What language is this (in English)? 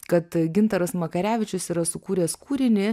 Lithuanian